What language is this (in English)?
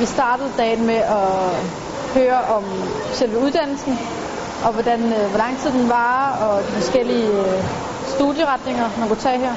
Danish